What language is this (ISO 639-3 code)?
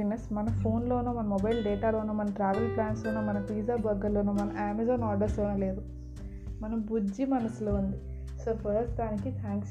tel